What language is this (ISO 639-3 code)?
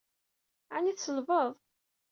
kab